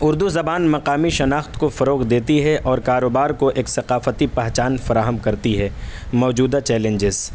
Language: Urdu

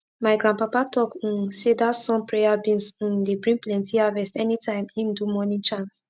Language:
Nigerian Pidgin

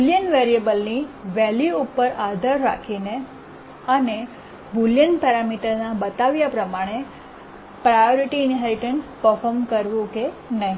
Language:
Gujarati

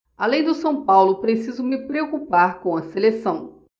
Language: Portuguese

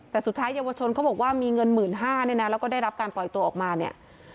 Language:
Thai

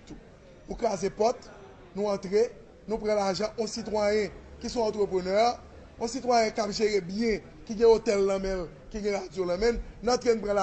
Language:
French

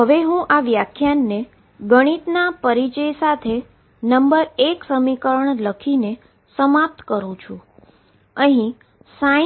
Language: Gujarati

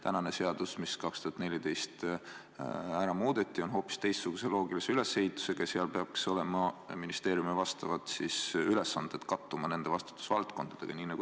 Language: Estonian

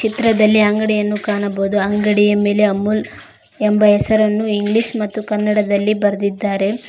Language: Kannada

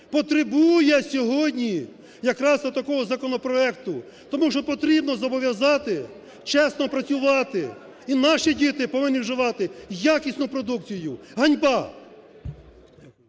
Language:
Ukrainian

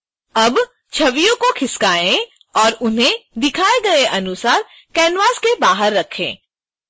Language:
Hindi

